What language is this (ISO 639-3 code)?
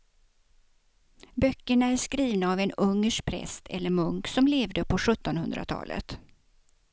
swe